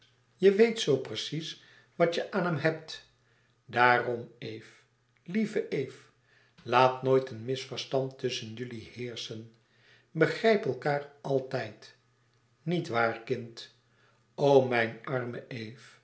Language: Dutch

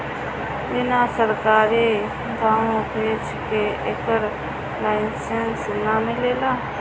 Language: Bhojpuri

